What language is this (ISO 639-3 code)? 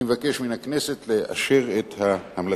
heb